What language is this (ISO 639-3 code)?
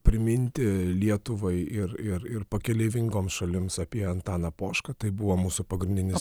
lit